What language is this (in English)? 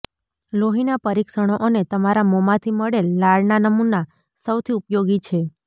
Gujarati